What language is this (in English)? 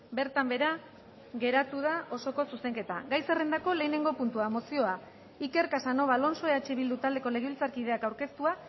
Basque